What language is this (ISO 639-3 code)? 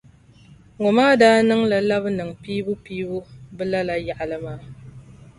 dag